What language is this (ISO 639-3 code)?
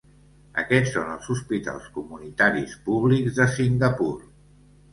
cat